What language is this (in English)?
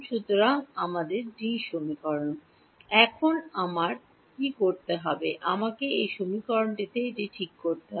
Bangla